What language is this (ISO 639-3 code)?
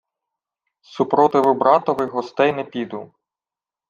ukr